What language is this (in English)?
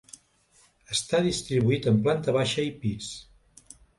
Catalan